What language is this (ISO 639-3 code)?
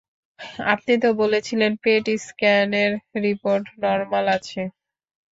ben